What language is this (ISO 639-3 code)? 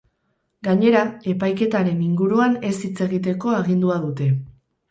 eus